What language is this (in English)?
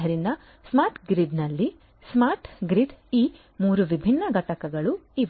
Kannada